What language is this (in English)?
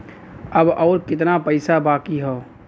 Bhojpuri